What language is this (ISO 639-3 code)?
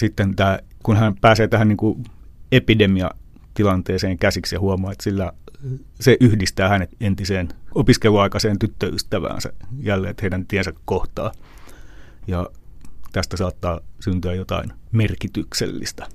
fin